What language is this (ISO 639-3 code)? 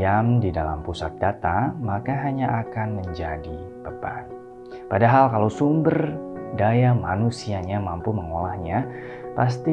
ind